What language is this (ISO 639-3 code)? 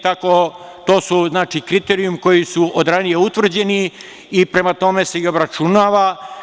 srp